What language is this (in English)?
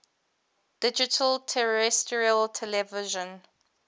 English